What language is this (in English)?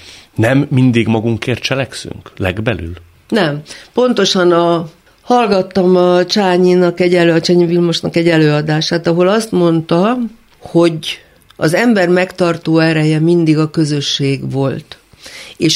Hungarian